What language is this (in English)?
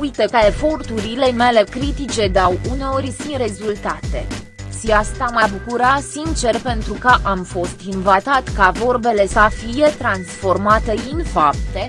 Romanian